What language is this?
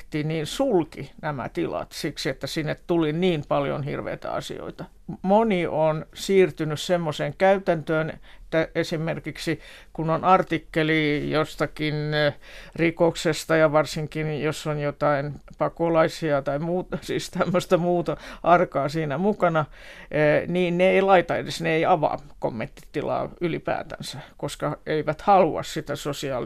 Finnish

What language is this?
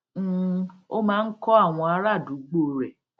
Yoruba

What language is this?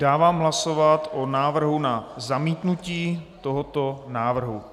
Czech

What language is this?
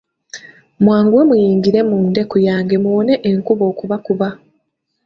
Ganda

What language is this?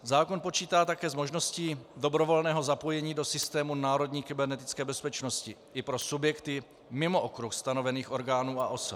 Czech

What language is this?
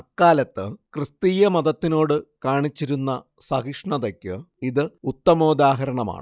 Malayalam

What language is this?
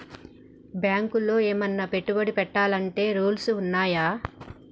Telugu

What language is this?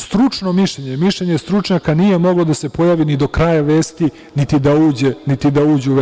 Serbian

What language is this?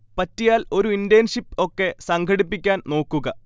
Malayalam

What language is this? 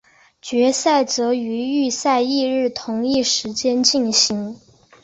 Chinese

